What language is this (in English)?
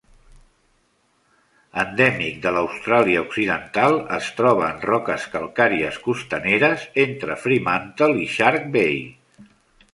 Catalan